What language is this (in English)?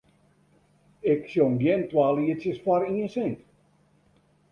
Western Frisian